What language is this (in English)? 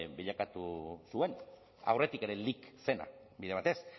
Basque